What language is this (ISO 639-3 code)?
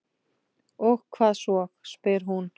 isl